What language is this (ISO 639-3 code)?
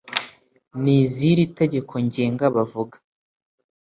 kin